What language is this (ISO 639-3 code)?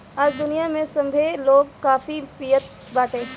bho